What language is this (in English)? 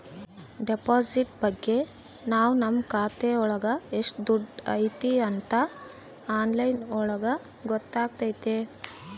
Kannada